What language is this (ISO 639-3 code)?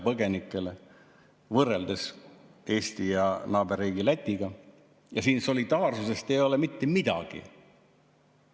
est